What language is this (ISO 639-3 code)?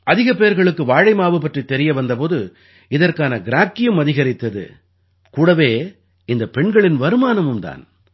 tam